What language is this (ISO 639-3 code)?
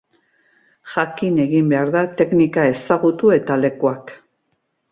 eus